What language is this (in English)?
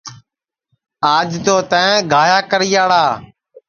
Sansi